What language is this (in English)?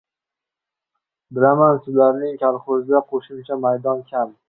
Uzbek